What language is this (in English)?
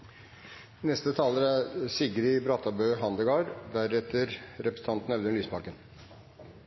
Norwegian Nynorsk